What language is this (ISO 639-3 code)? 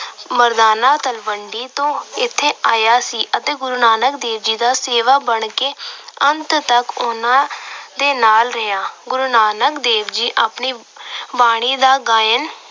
pan